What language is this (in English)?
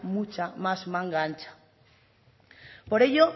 Spanish